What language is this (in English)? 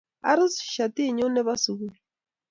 Kalenjin